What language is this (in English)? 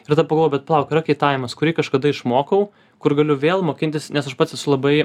Lithuanian